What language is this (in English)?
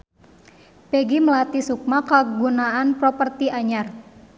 Sundanese